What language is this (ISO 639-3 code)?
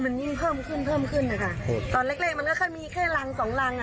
tha